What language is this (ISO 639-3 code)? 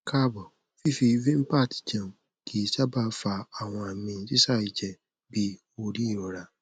yor